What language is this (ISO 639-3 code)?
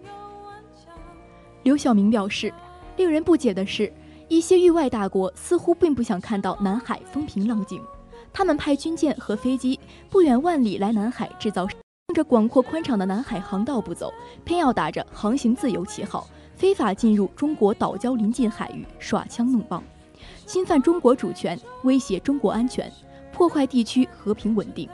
zho